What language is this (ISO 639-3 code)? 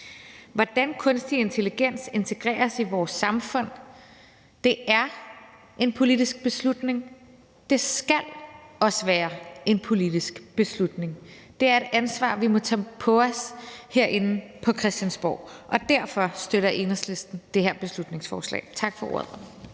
dan